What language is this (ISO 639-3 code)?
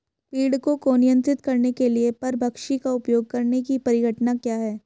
hin